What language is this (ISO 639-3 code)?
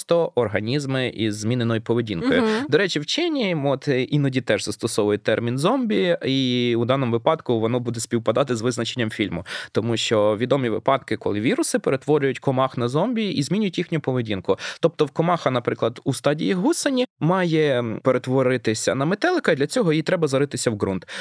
ukr